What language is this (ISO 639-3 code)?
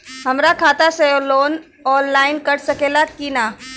bho